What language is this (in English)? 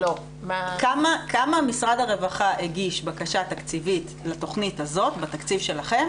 Hebrew